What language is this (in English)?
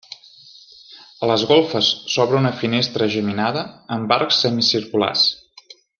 Catalan